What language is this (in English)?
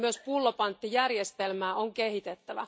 Finnish